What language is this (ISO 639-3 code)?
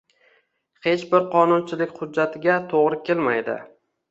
uzb